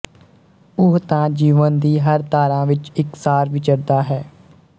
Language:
Punjabi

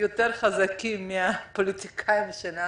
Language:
Hebrew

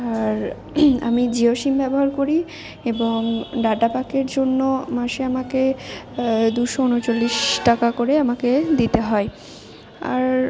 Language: Bangla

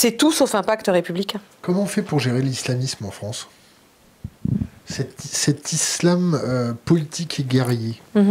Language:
French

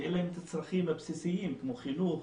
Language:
Hebrew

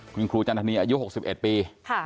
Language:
Thai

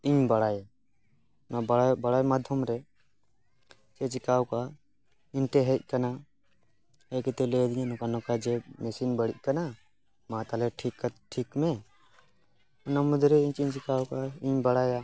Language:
Santali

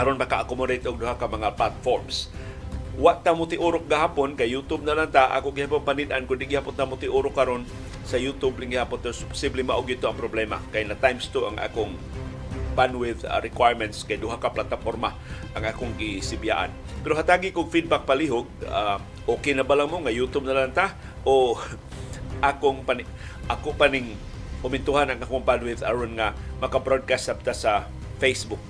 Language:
Filipino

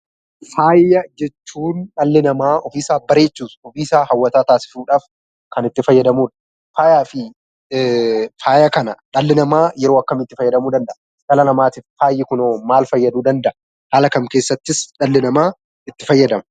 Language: Oromo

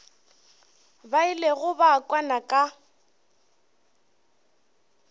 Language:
Northern Sotho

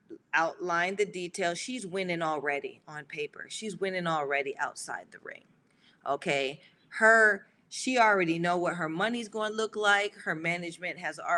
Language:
English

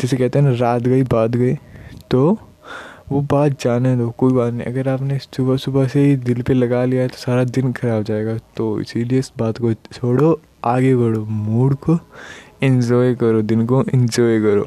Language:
Hindi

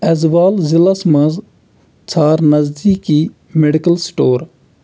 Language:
Kashmiri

